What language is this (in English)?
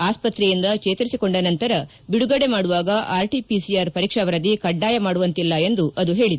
Kannada